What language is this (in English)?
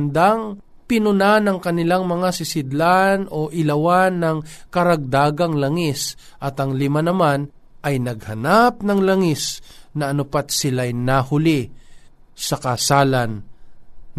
Filipino